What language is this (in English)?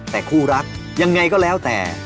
Thai